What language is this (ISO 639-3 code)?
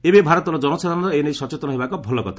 ori